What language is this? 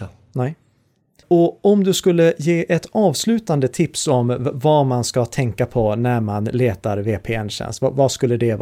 Swedish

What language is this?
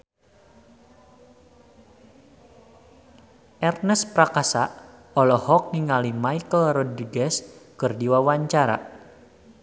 Sundanese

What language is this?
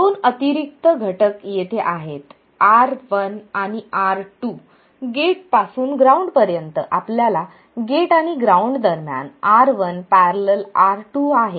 Marathi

